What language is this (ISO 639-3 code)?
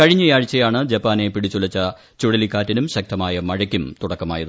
mal